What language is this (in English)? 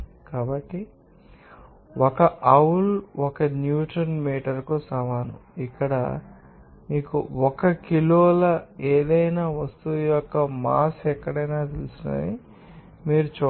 Telugu